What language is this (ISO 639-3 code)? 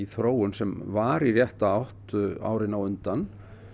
isl